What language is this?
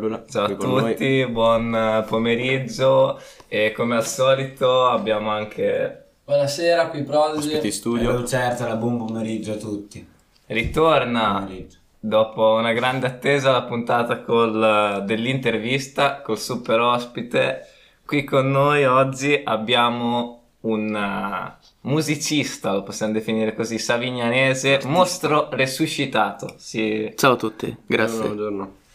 Italian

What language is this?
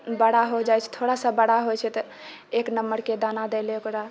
Maithili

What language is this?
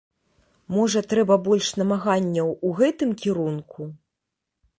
Belarusian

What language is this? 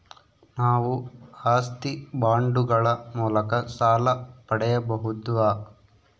Kannada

